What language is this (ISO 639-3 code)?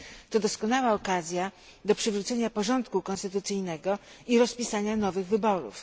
pol